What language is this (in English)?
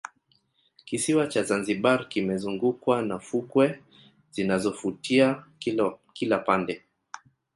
Swahili